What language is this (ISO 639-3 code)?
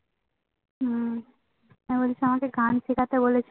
ben